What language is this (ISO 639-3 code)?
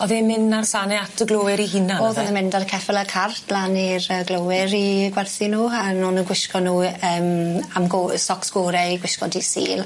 cym